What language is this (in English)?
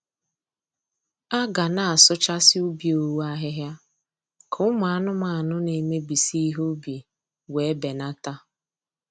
Igbo